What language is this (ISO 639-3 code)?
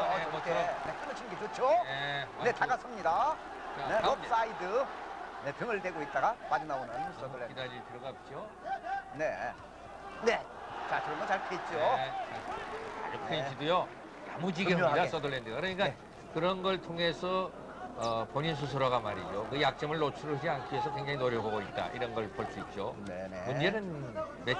kor